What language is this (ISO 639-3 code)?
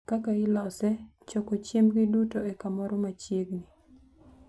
luo